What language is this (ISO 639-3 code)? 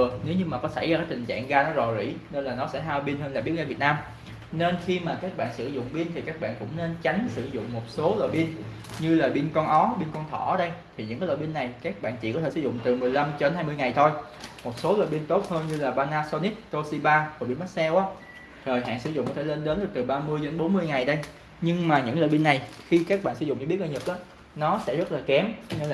vie